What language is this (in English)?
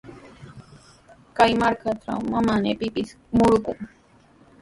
Sihuas Ancash Quechua